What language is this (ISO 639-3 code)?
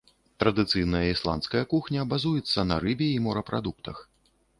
bel